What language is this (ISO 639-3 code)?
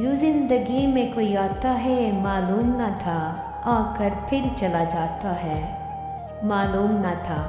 hin